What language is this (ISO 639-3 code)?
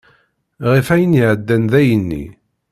kab